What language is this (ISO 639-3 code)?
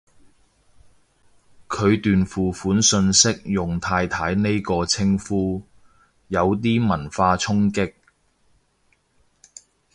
yue